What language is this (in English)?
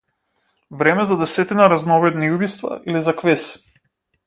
Macedonian